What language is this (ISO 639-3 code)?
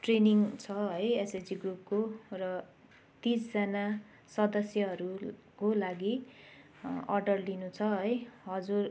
nep